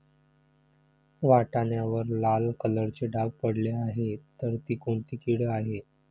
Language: Marathi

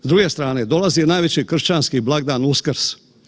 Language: Croatian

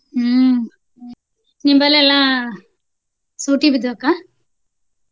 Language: Kannada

